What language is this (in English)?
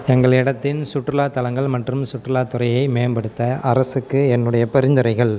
Tamil